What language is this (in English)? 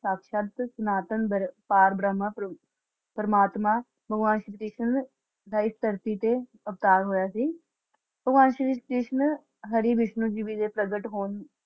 Punjabi